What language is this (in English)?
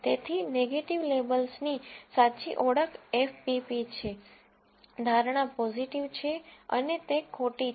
Gujarati